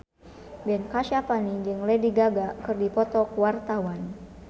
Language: Sundanese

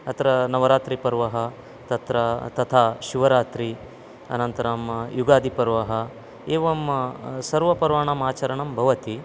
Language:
Sanskrit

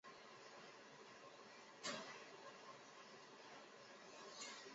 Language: Chinese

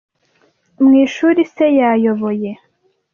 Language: Kinyarwanda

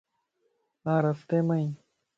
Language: Lasi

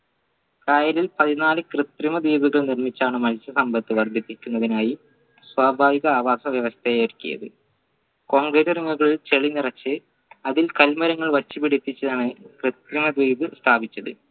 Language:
Malayalam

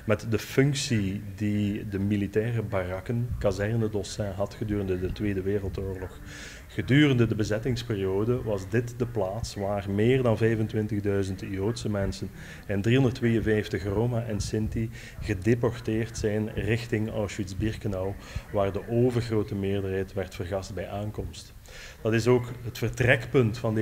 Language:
Dutch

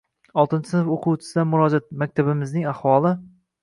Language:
Uzbek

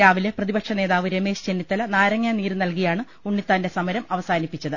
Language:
Malayalam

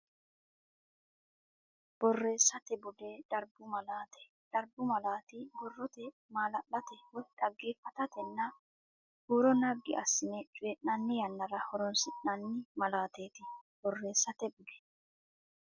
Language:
Sidamo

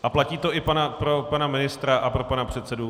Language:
Czech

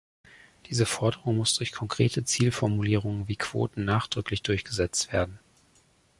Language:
German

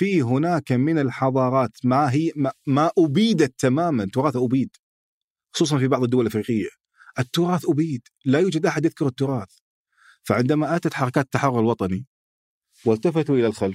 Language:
Arabic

